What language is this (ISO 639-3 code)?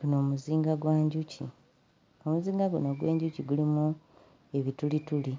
lug